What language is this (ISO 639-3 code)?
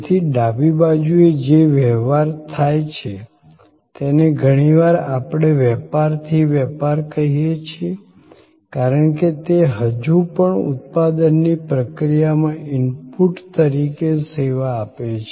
guj